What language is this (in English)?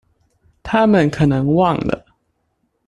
Chinese